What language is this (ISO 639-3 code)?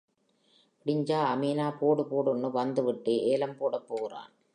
tam